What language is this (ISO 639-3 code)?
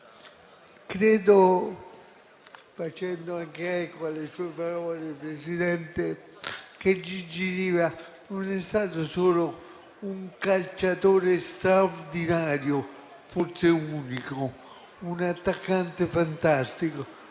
ita